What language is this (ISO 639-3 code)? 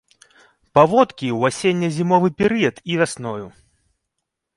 bel